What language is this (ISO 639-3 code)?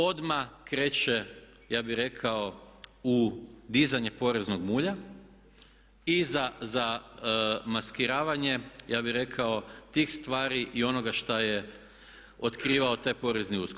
hrv